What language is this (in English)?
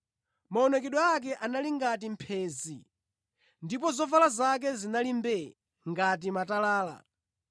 Nyanja